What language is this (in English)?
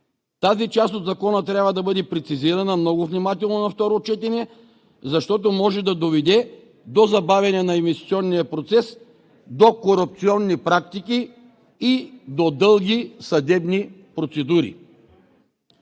Bulgarian